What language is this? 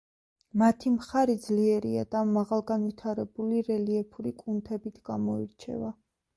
Georgian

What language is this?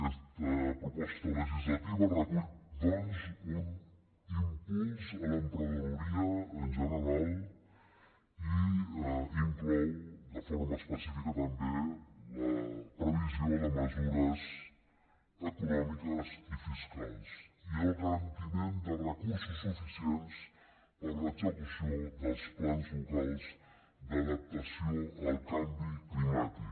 Catalan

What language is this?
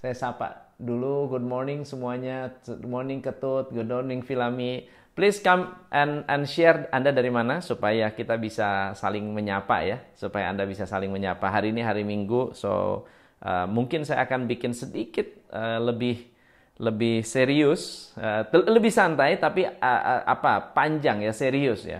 Indonesian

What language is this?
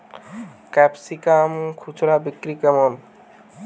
Bangla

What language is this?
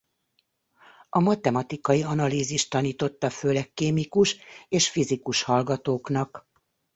Hungarian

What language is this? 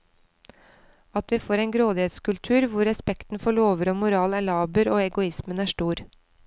Norwegian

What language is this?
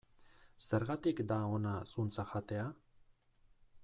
Basque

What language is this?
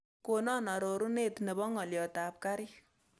Kalenjin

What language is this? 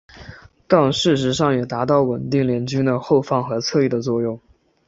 Chinese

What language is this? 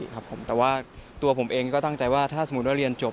Thai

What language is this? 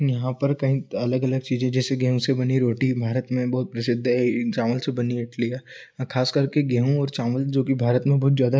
Hindi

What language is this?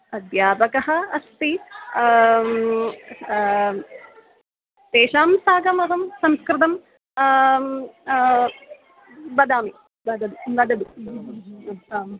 Sanskrit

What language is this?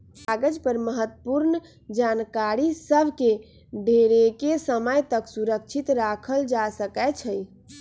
Magahi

